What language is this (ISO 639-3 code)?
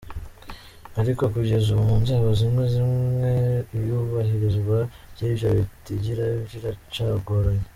kin